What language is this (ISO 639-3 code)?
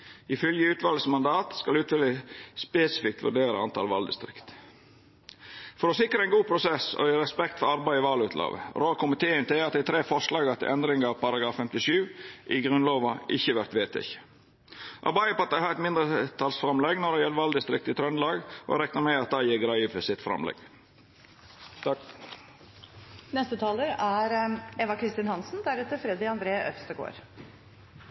nno